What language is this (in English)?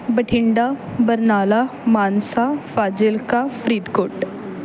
Punjabi